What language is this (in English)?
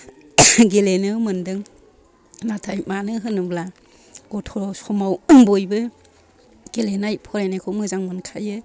Bodo